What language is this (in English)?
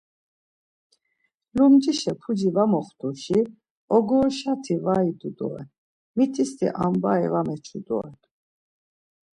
Laz